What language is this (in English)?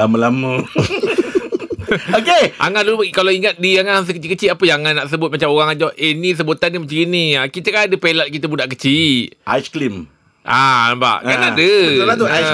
Malay